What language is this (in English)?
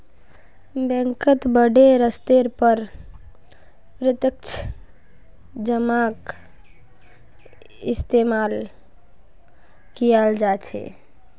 Magahi